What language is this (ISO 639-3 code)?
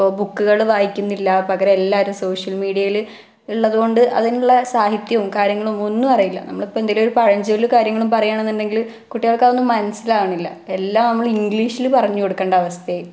mal